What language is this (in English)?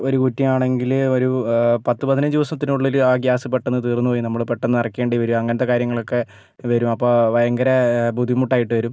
Malayalam